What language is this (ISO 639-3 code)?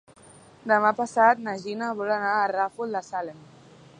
cat